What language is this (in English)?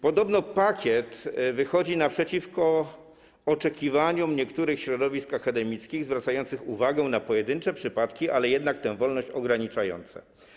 Polish